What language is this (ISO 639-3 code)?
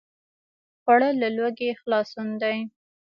pus